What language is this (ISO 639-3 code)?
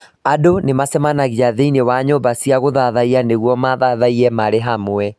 kik